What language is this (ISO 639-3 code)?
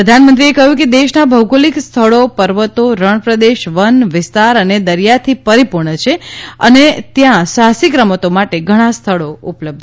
guj